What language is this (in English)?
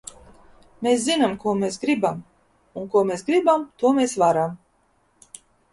Latvian